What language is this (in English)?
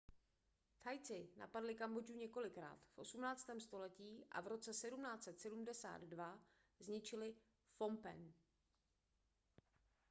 Czech